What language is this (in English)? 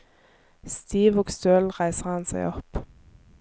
Norwegian